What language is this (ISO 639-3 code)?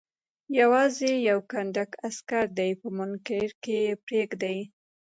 pus